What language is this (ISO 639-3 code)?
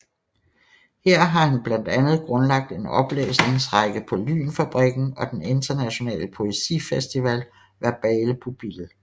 dan